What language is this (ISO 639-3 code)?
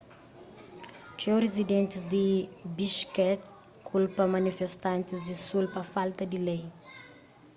kea